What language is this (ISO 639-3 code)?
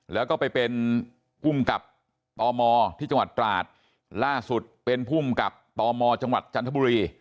tha